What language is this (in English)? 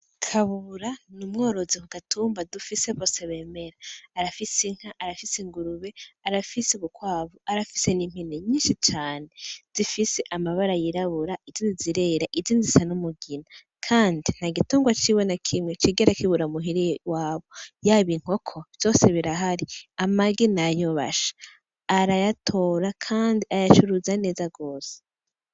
Rundi